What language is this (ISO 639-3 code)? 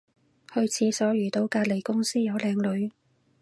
yue